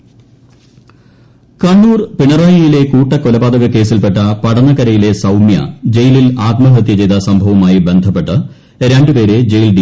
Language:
Malayalam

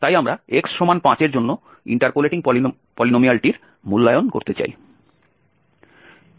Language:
Bangla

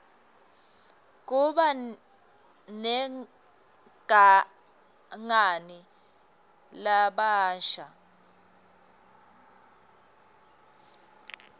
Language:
Swati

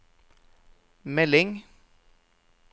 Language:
Norwegian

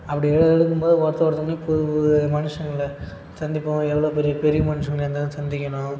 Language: Tamil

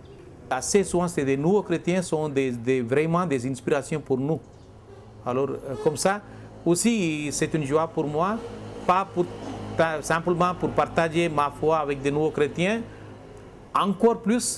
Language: French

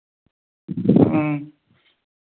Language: Maithili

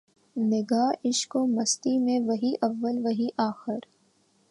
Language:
Urdu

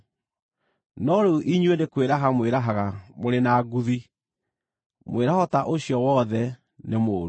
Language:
Kikuyu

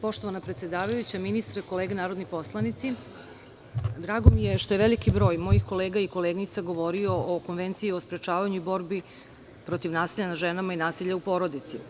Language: Serbian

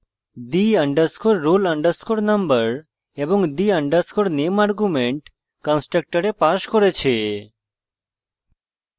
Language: Bangla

